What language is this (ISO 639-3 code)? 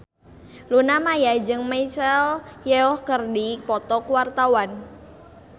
sun